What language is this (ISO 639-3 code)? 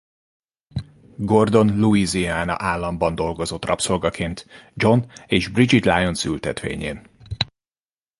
hun